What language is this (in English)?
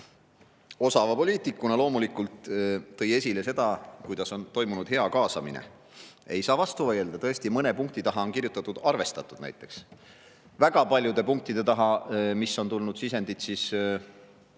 Estonian